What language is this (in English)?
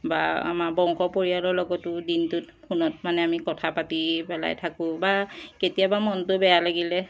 Assamese